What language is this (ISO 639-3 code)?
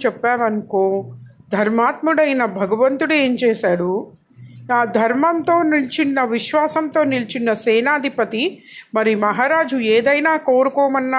tel